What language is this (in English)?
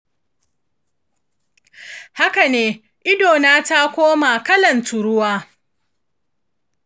Hausa